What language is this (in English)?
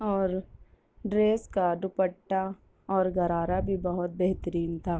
Urdu